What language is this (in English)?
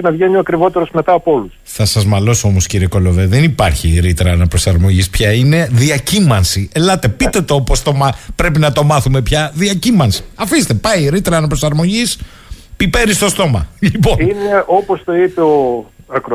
Greek